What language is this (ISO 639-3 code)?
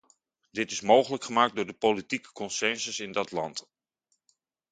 nld